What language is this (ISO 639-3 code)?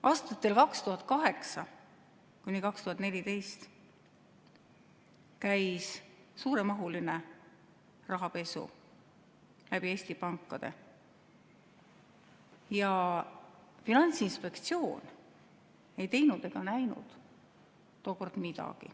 est